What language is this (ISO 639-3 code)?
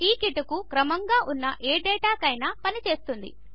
tel